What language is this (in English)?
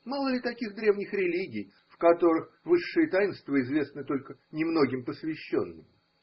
Russian